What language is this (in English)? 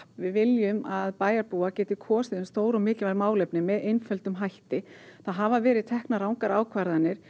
Icelandic